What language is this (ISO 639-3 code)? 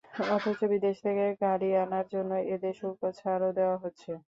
ben